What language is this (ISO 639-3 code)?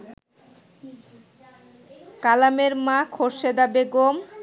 ben